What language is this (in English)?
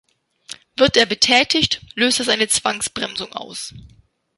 German